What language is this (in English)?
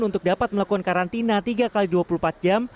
Indonesian